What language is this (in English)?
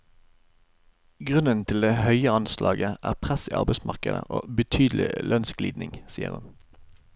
Norwegian